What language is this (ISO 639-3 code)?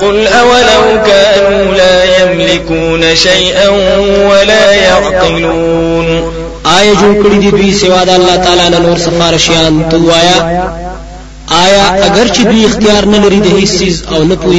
ara